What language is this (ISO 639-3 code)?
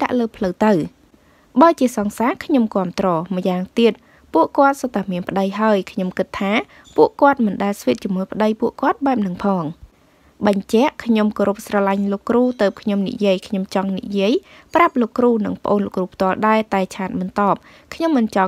tha